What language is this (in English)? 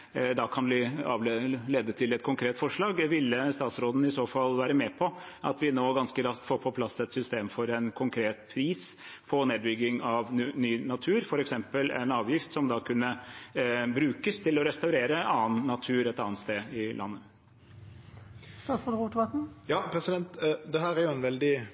Norwegian